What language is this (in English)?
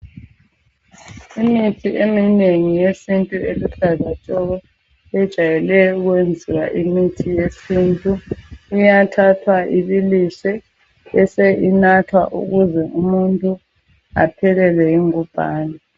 North Ndebele